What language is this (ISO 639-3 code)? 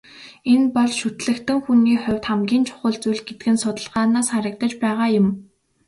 mon